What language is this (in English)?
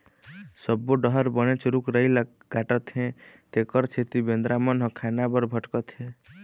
Chhattisgarhi